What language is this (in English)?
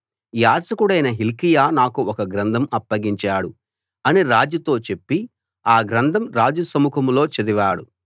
Telugu